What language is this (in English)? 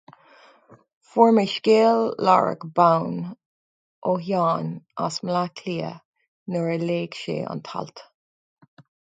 Irish